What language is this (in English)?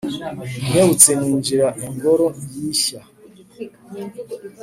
Kinyarwanda